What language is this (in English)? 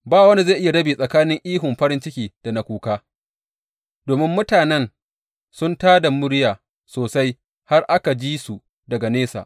Hausa